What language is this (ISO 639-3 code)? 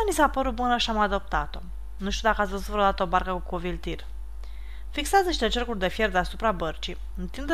ron